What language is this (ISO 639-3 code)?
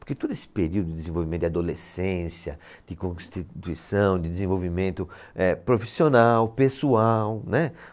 por